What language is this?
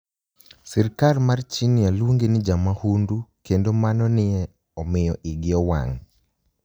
Luo (Kenya and Tanzania)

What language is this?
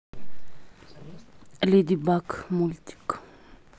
Russian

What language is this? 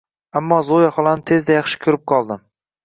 Uzbek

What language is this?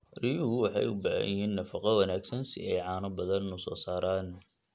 Somali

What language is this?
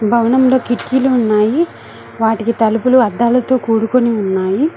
Telugu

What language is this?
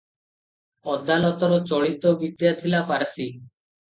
Odia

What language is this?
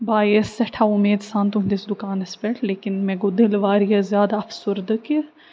Kashmiri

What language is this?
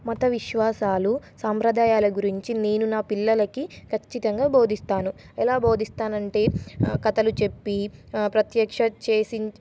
Telugu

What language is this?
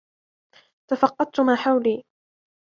Arabic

